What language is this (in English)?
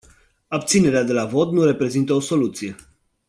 Romanian